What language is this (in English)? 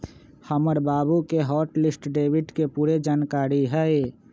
Magahi